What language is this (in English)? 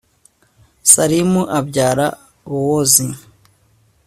Kinyarwanda